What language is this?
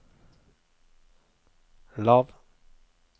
Norwegian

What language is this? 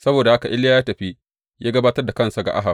Hausa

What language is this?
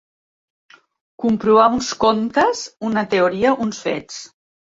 Catalan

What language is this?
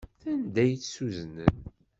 Kabyle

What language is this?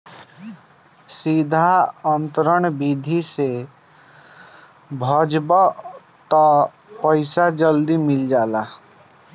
Bhojpuri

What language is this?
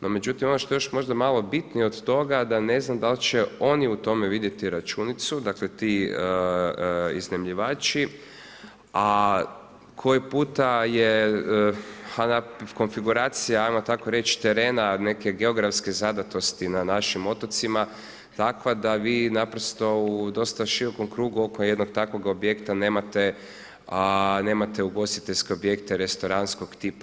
Croatian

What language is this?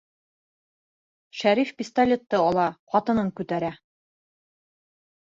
Bashkir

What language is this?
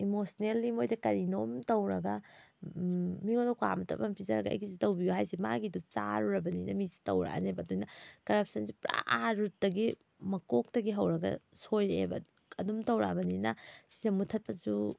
Manipuri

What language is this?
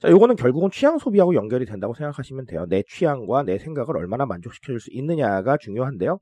Korean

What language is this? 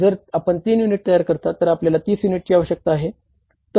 Marathi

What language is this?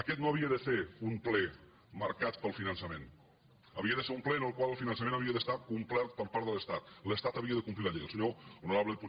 Catalan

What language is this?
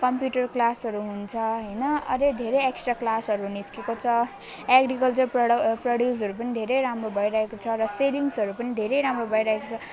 Nepali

